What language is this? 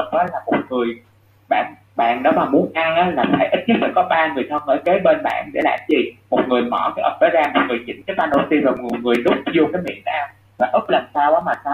Vietnamese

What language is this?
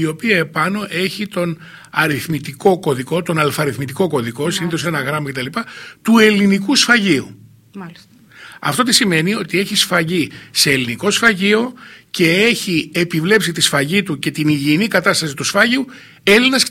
Greek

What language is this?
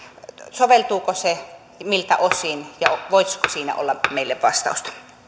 Finnish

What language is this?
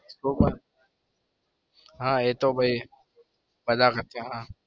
Gujarati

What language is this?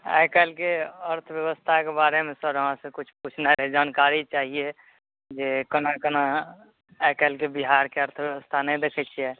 Maithili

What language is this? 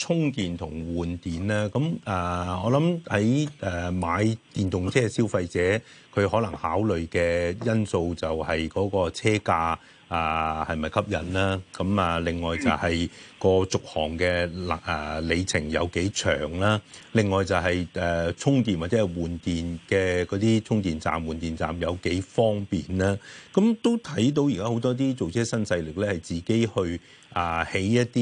Chinese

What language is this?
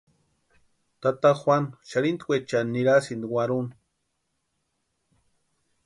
Western Highland Purepecha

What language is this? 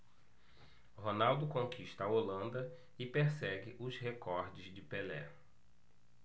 Portuguese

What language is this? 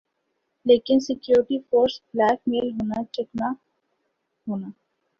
Urdu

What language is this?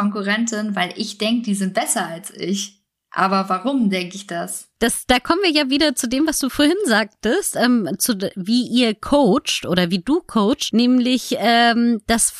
German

